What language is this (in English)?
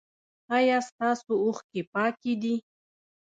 Pashto